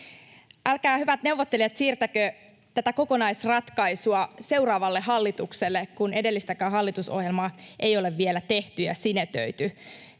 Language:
Finnish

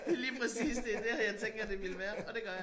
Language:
Danish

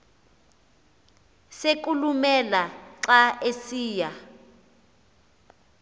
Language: Xhosa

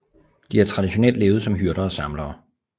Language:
Danish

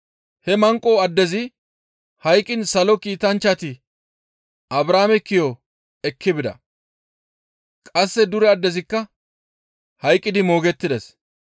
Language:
Gamo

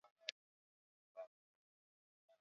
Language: Swahili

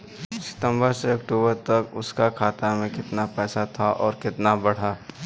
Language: Bhojpuri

